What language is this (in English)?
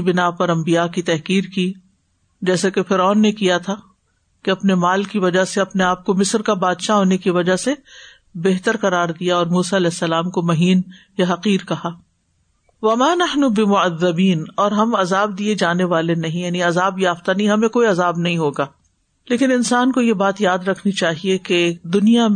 Urdu